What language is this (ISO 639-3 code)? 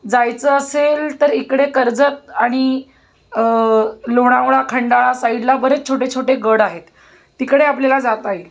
mar